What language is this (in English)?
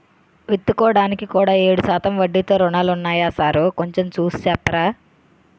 Telugu